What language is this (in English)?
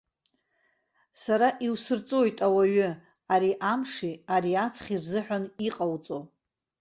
Abkhazian